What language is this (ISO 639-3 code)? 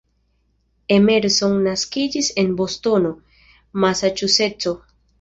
epo